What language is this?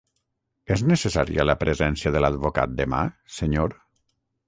Catalan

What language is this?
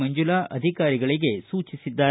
Kannada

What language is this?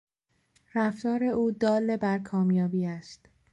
Persian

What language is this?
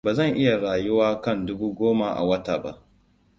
Hausa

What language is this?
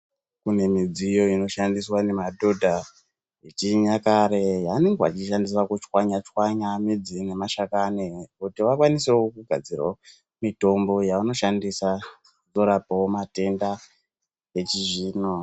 Ndau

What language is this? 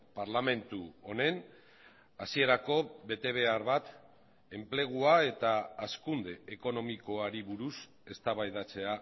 Basque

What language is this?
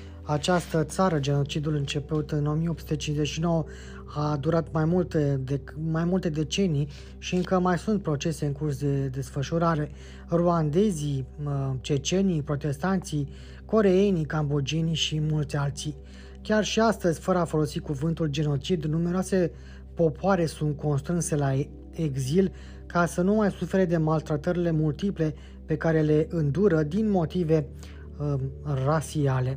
Romanian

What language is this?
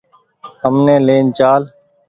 Goaria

